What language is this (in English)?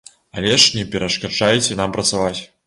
Belarusian